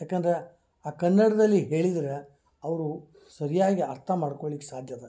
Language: Kannada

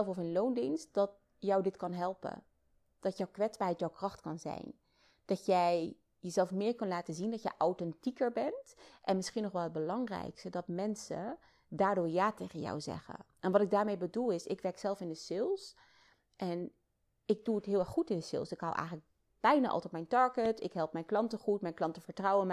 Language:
Dutch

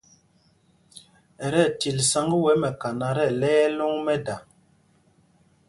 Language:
Mpumpong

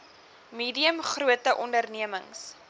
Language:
Afrikaans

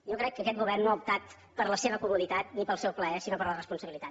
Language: Catalan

